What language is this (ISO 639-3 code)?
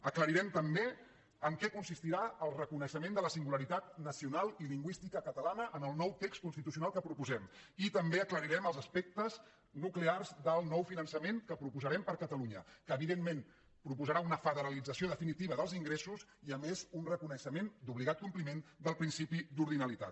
cat